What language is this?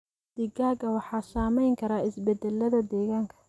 Somali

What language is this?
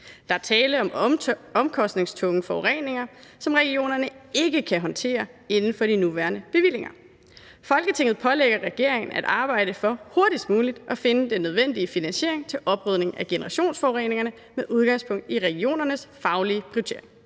Danish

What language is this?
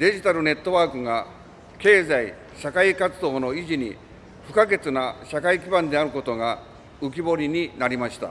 Japanese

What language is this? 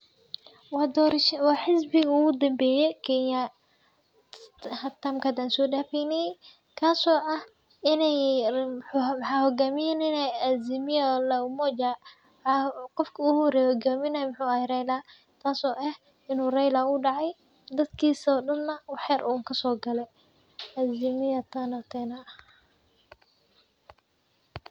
Somali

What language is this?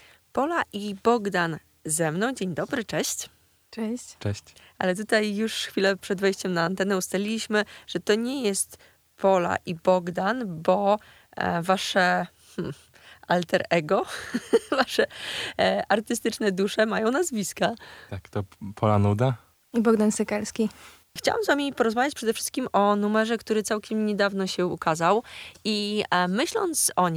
Polish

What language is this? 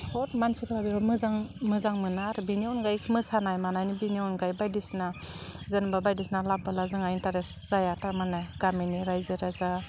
Bodo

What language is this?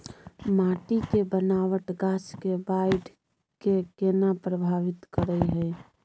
Maithili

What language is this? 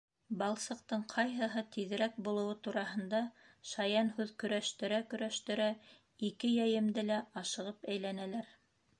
Bashkir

